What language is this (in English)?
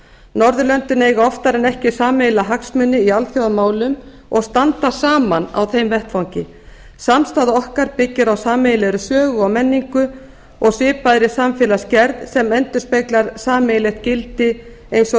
Icelandic